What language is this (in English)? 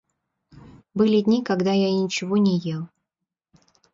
Russian